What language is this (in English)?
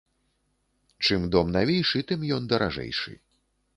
Belarusian